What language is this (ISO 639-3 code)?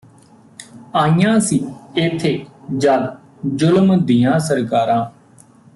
pan